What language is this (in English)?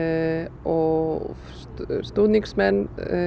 Icelandic